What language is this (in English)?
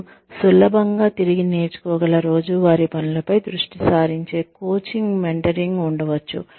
Telugu